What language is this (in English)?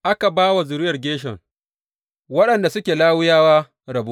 Hausa